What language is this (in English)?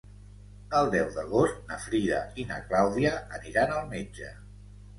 Catalan